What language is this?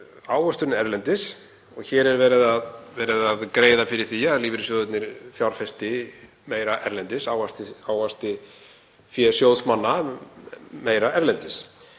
Icelandic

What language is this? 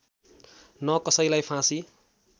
Nepali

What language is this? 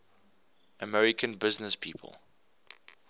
English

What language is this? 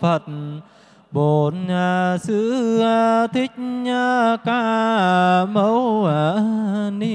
Vietnamese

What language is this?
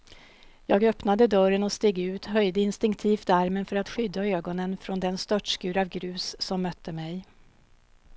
Swedish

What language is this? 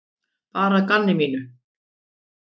Icelandic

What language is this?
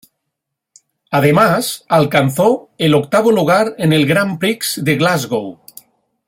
Spanish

